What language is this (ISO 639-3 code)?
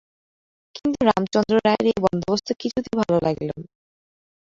ben